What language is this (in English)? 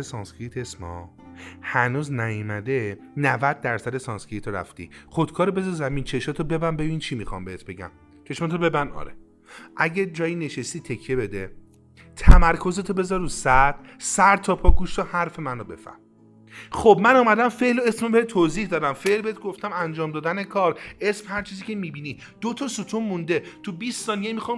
Persian